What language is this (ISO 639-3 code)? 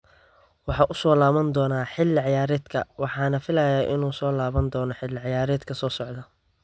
som